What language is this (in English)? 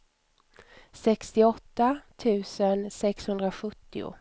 Swedish